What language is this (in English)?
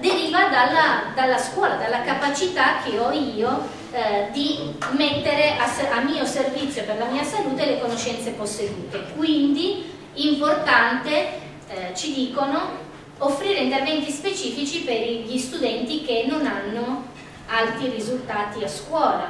Italian